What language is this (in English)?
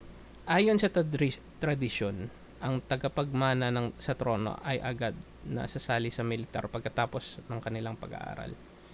Filipino